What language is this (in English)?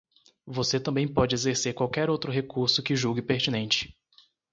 Portuguese